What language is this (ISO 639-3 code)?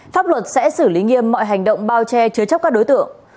vie